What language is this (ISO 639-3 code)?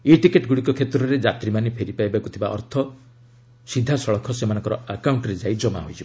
ori